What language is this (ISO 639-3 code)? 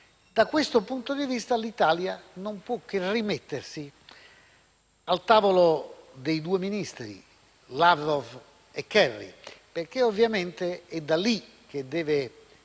ita